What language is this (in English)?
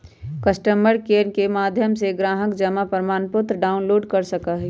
Magahi